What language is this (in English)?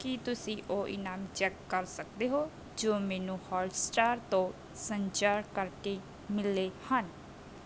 Punjabi